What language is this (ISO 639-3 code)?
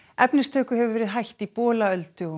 isl